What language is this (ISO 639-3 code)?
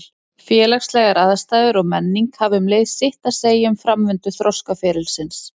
isl